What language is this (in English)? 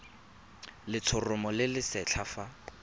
Tswana